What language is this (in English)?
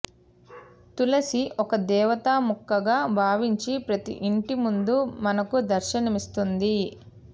Telugu